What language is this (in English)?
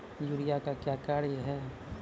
Maithili